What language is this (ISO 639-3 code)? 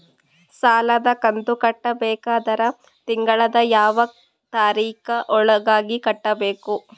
kan